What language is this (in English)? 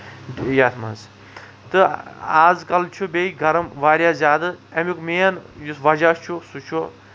Kashmiri